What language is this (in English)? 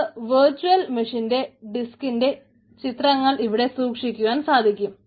Malayalam